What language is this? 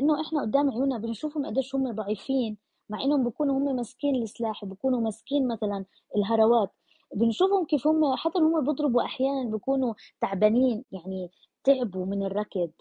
Arabic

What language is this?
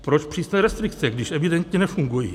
Czech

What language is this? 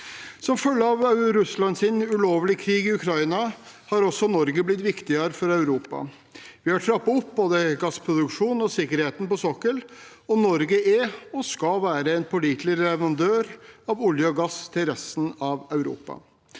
Norwegian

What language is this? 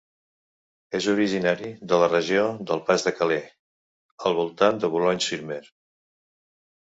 Catalan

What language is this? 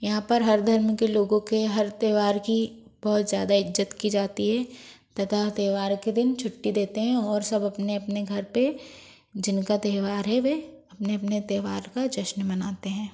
Hindi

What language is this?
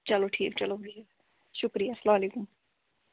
Kashmiri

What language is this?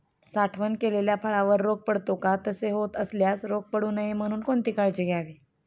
Marathi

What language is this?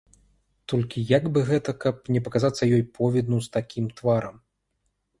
Belarusian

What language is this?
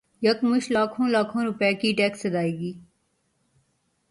Urdu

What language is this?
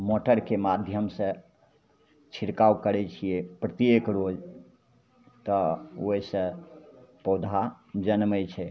Maithili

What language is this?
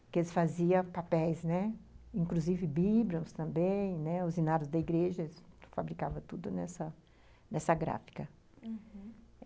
Portuguese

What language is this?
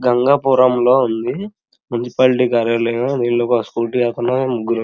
Telugu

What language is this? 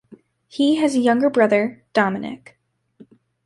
English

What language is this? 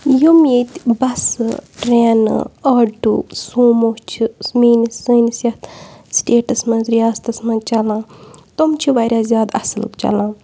Kashmiri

